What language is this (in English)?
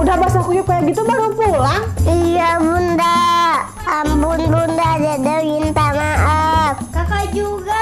Indonesian